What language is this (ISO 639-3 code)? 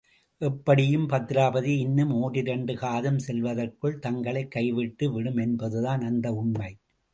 tam